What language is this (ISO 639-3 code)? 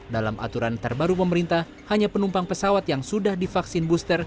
ind